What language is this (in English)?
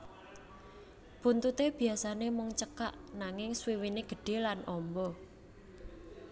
Javanese